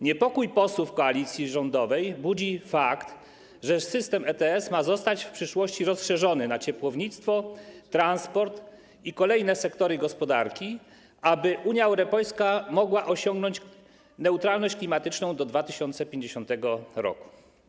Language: Polish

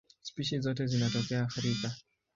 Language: Swahili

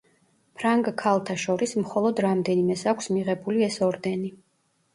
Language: Georgian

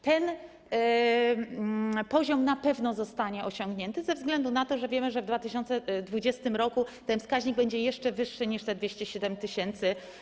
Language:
Polish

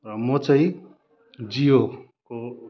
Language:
Nepali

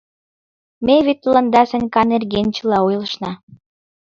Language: Mari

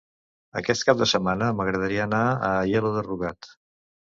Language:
Catalan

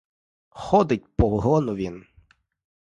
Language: Ukrainian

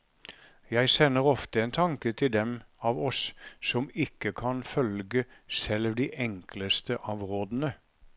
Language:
Norwegian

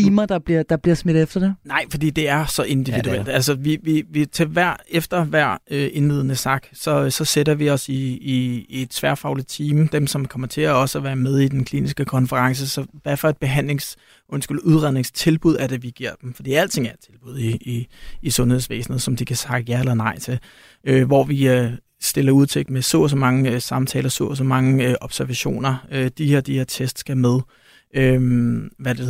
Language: Danish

